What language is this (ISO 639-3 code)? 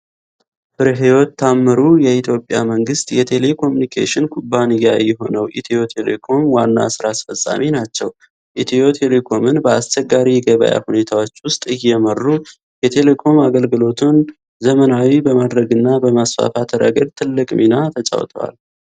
amh